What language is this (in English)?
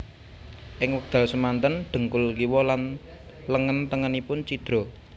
Javanese